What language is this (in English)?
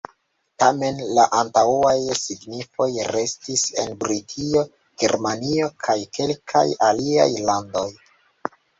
Esperanto